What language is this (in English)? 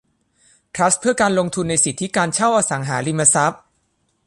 Thai